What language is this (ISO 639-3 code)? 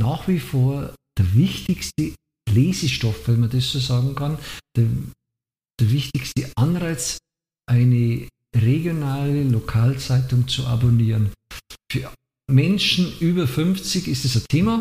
deu